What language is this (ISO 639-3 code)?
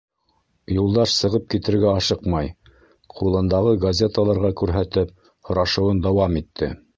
bak